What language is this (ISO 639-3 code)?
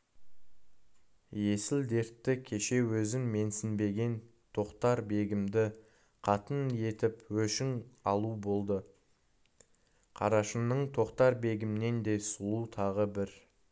kaz